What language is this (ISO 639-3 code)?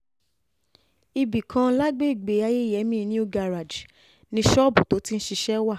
yor